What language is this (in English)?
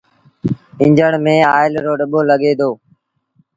Sindhi Bhil